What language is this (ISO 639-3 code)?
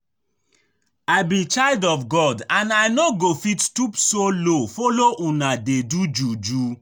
pcm